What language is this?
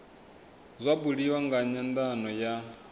Venda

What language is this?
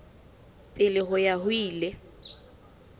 Southern Sotho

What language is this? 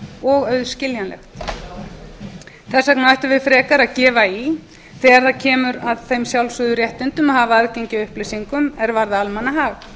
Icelandic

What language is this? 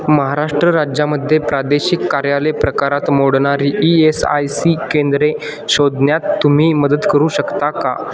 Marathi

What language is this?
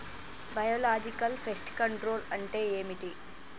Telugu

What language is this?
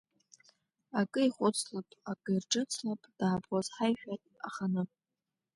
Abkhazian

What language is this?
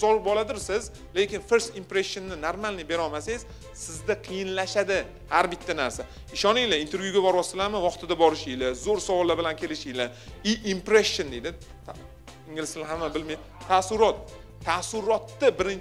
Turkish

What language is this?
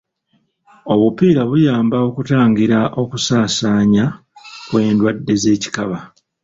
Ganda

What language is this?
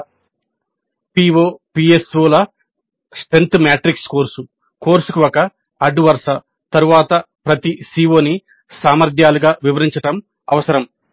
Telugu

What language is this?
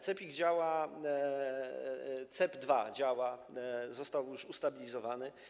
Polish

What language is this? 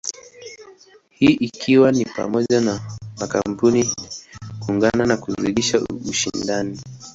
Swahili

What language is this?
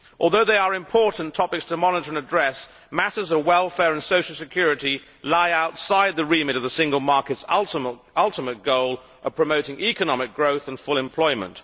English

